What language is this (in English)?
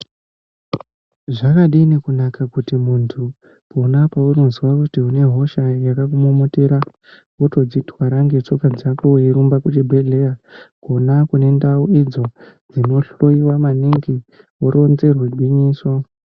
Ndau